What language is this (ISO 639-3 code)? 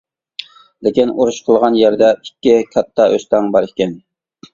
uig